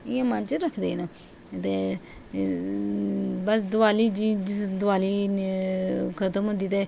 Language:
Dogri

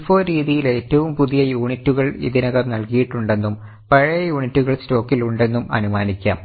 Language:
Malayalam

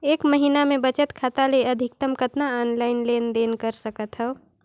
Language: Chhattisgarhi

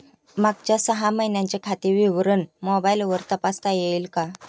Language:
Marathi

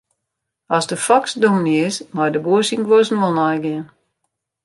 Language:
Western Frisian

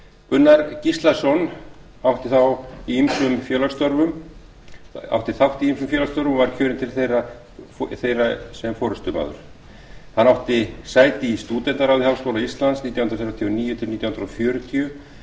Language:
Icelandic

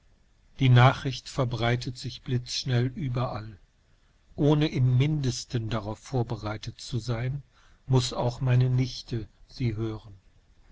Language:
German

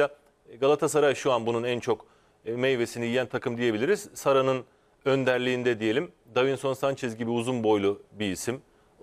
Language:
Turkish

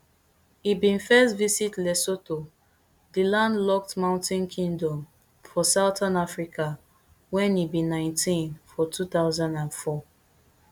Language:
Nigerian Pidgin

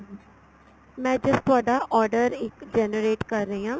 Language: Punjabi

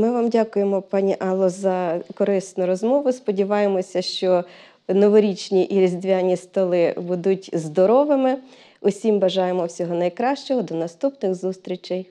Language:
Ukrainian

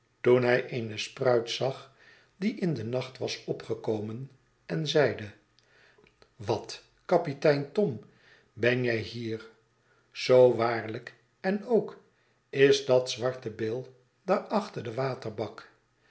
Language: Dutch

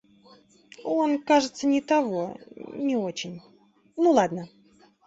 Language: Russian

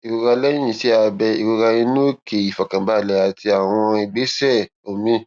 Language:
Yoruba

